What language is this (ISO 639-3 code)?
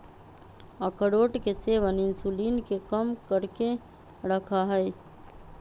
mag